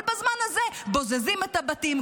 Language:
Hebrew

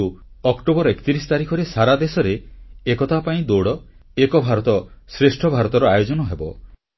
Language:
Odia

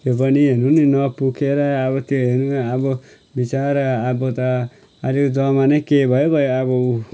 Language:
Nepali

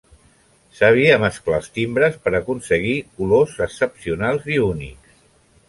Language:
Catalan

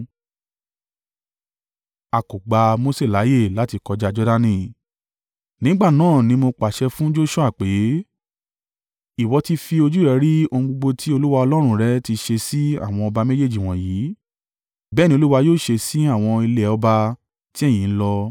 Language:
Yoruba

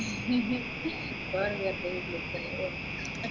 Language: Malayalam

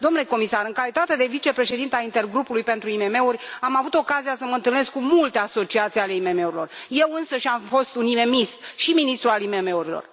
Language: Romanian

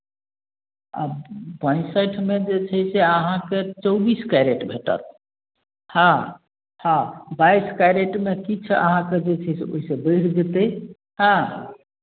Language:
Maithili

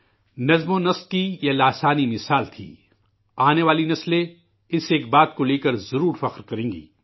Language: Urdu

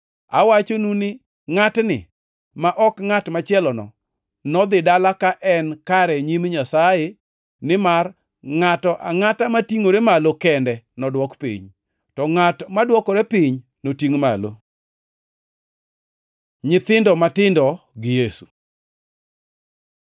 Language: Luo (Kenya and Tanzania)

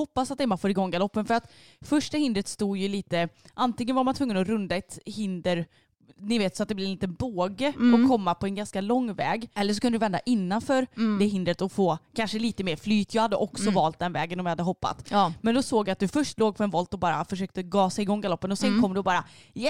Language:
Swedish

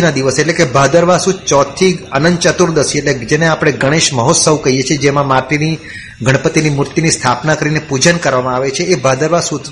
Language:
Gujarati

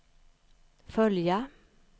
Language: Swedish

